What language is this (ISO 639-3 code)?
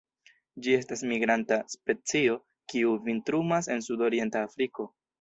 epo